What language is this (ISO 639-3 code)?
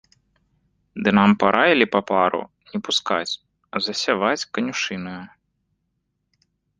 bel